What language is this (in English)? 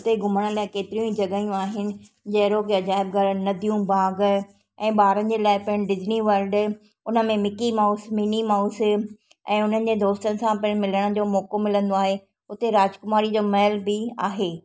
Sindhi